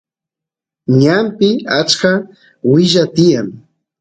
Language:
Santiago del Estero Quichua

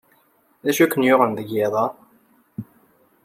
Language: Kabyle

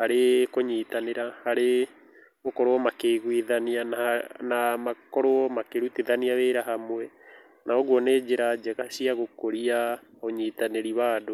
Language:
Kikuyu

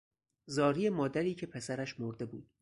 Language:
Persian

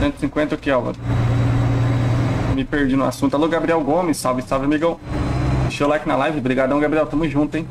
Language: Portuguese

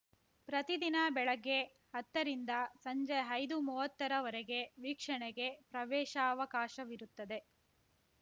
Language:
Kannada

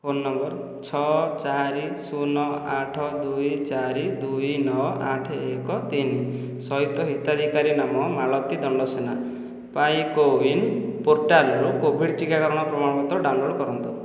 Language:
Odia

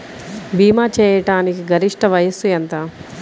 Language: Telugu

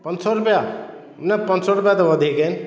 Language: Sindhi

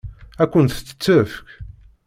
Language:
Kabyle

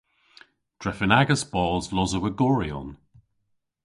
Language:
Cornish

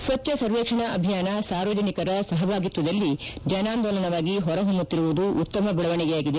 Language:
Kannada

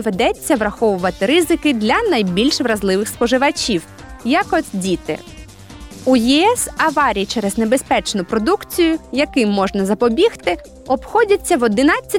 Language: Ukrainian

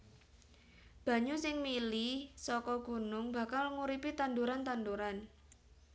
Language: Javanese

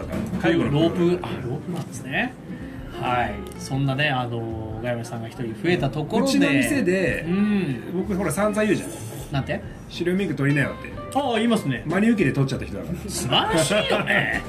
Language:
Japanese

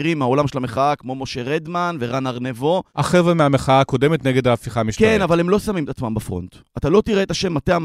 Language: Hebrew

